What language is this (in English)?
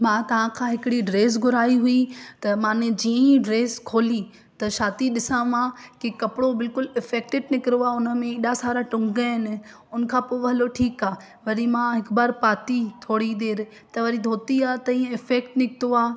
Sindhi